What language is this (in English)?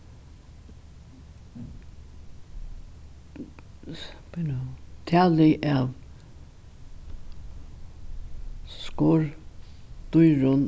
Faroese